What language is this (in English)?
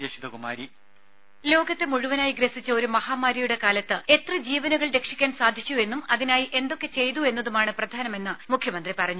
Malayalam